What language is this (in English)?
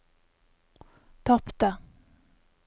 Norwegian